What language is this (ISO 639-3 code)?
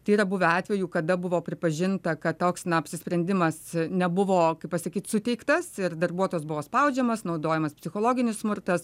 lit